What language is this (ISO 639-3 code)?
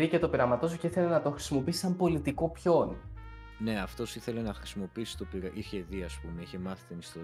ell